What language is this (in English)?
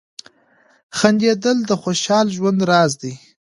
Pashto